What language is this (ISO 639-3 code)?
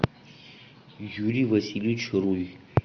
rus